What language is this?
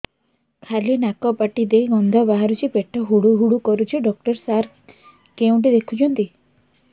Odia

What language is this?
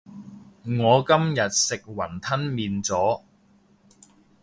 Cantonese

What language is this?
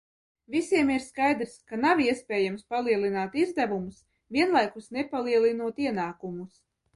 Latvian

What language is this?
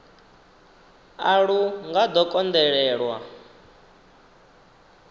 Venda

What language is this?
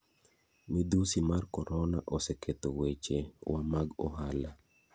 Luo (Kenya and Tanzania)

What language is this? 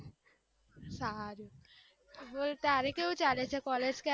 Gujarati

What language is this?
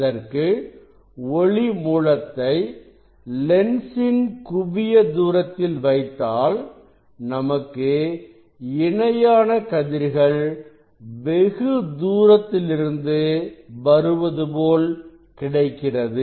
Tamil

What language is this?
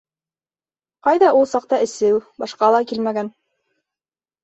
Bashkir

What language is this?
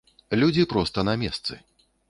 Belarusian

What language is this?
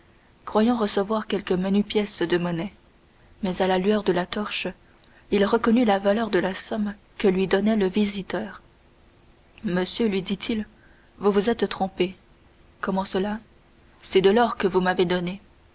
French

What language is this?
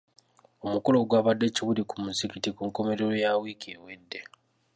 Ganda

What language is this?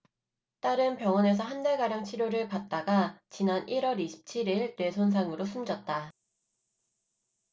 Korean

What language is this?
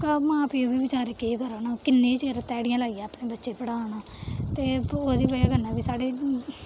Dogri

